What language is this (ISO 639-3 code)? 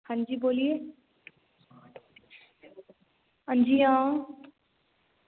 doi